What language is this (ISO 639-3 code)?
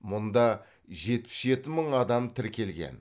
kaz